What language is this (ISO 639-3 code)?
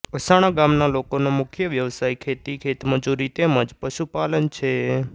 guj